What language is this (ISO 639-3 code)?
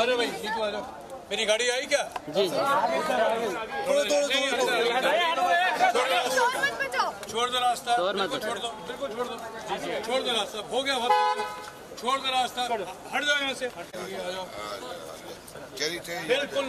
hin